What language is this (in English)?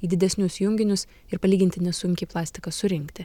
Lithuanian